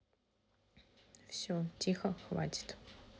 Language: Russian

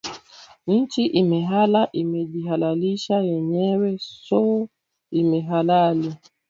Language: Swahili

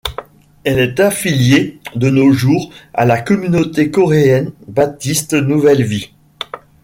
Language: French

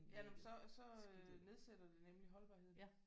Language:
Danish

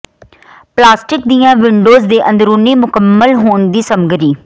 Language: Punjabi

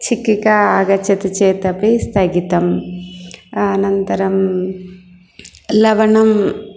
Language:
Sanskrit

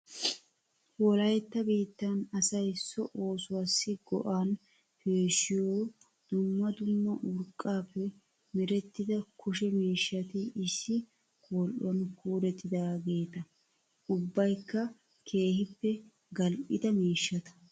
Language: Wolaytta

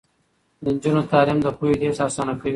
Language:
Pashto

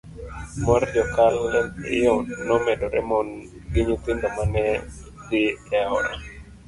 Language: Luo (Kenya and Tanzania)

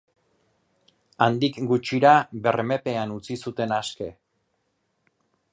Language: Basque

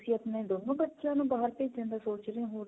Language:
Punjabi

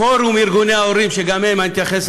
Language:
Hebrew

